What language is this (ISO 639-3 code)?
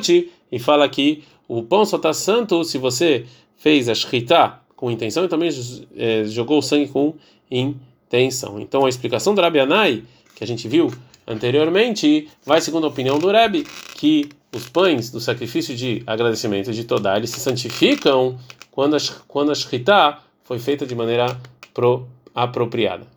por